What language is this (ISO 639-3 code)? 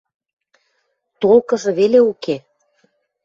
mrj